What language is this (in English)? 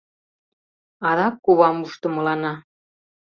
Mari